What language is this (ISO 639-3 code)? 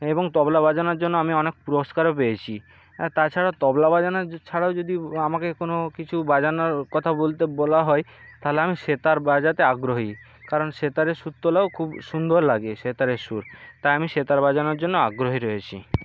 ben